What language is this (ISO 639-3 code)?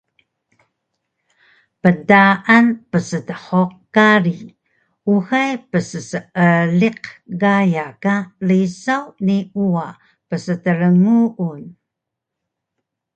trv